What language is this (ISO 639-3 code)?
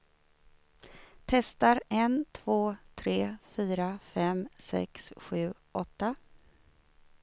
swe